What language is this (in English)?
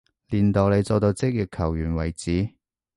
Cantonese